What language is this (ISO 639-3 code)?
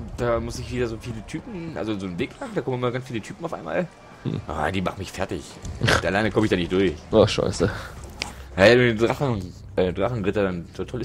deu